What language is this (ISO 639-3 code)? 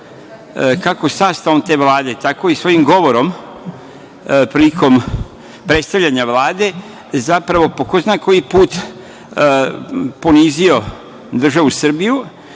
srp